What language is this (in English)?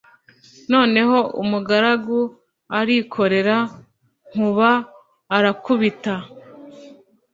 Kinyarwanda